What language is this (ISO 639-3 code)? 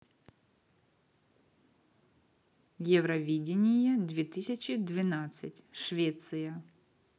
rus